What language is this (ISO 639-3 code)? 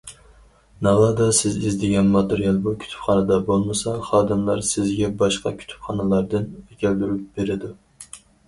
uig